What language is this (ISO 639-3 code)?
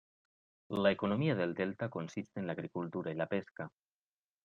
spa